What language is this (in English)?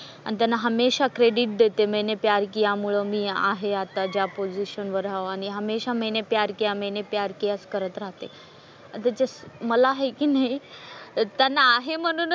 Marathi